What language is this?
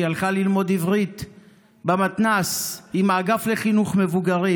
Hebrew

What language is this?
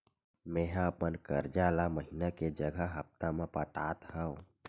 Chhattisgarhi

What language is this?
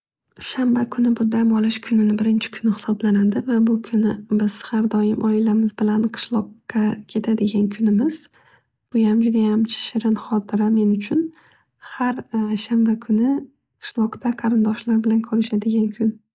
Uzbek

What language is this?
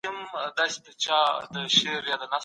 Pashto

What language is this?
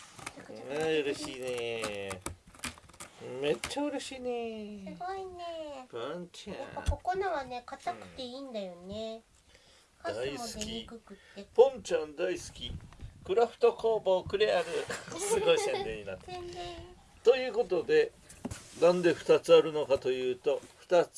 Japanese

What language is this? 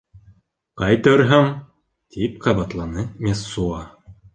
Bashkir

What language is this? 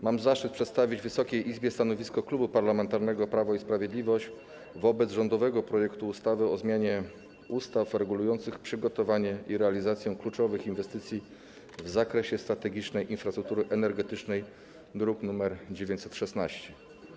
Polish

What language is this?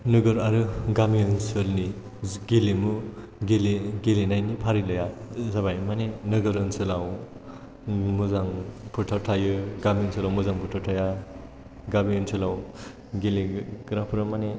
Bodo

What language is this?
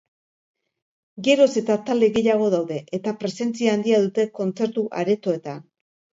Basque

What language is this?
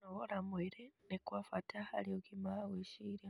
Kikuyu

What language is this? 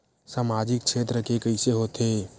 Chhattisgarhi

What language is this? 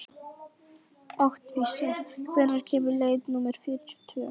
Icelandic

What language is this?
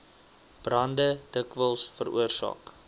Afrikaans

